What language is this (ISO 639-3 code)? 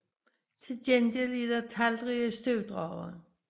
dan